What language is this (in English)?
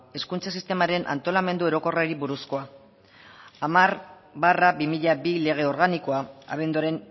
Basque